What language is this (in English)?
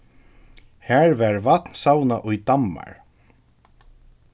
Faroese